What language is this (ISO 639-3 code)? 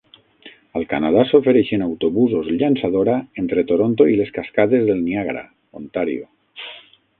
cat